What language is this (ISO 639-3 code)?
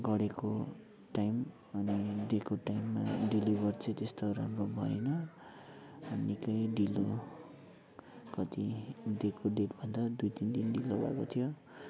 nep